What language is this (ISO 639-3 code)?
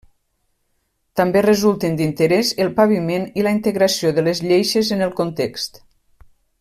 cat